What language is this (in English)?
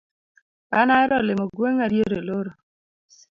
Luo (Kenya and Tanzania)